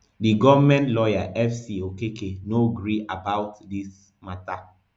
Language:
Nigerian Pidgin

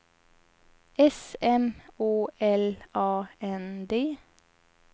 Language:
Swedish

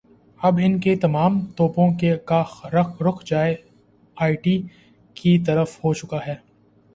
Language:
Urdu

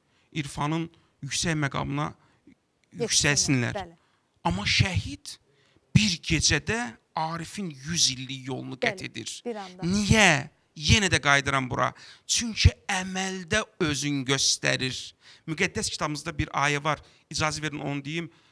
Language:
Turkish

